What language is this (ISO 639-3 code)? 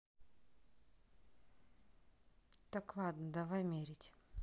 rus